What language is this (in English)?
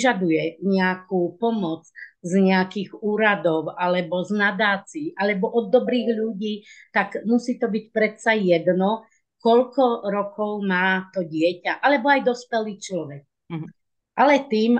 Slovak